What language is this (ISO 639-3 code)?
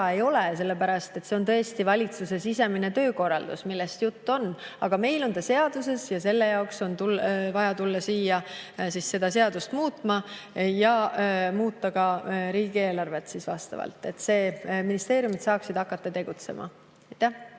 est